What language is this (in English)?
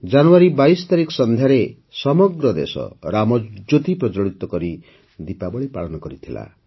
Odia